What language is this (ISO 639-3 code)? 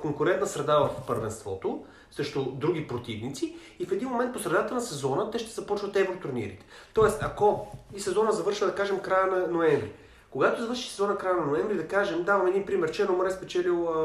bul